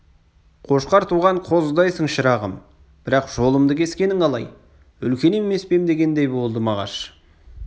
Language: Kazakh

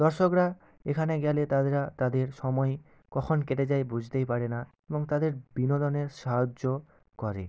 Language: Bangla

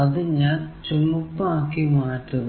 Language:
Malayalam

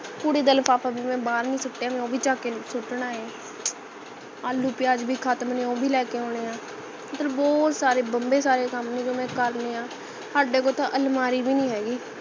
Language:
Punjabi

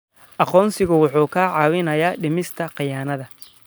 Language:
Somali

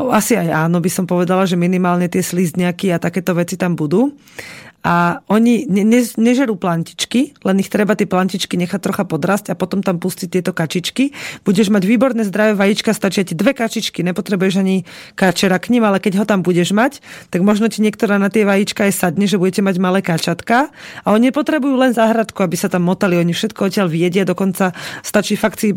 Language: Slovak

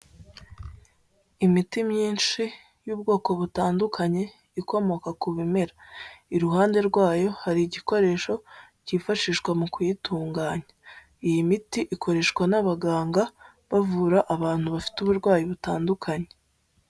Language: Kinyarwanda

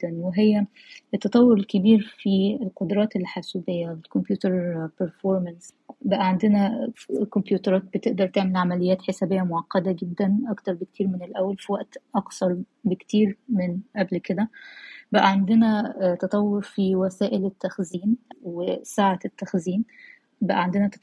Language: Arabic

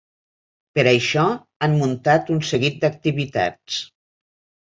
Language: Catalan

